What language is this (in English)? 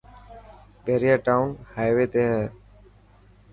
Dhatki